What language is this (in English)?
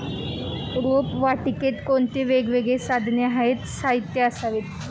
Marathi